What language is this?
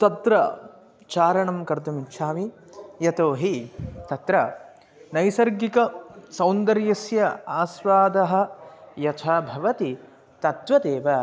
Sanskrit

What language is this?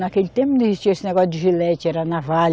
Portuguese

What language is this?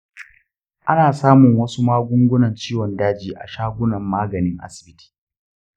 Hausa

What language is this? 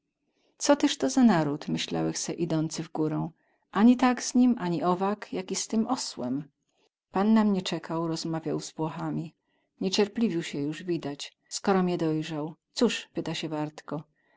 Polish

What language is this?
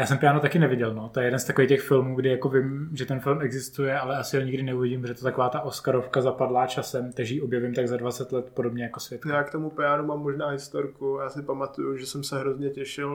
Czech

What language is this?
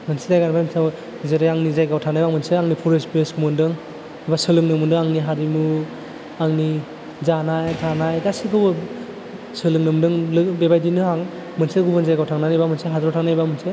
Bodo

